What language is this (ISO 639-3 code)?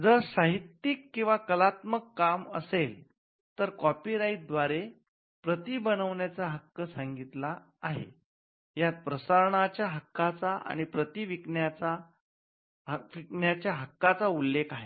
mar